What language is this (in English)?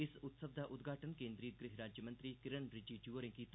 Dogri